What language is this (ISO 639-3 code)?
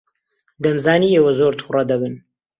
ckb